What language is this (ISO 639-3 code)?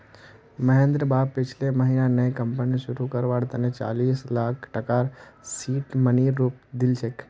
mag